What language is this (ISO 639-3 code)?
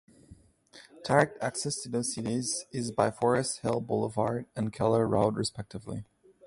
eng